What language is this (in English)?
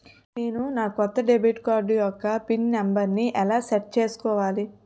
Telugu